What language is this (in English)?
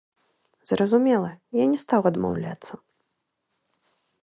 Belarusian